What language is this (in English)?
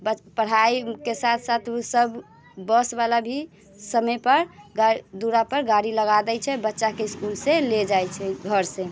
Maithili